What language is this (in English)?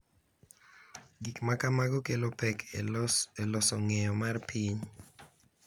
Luo (Kenya and Tanzania)